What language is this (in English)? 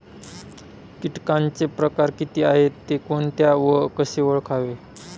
Marathi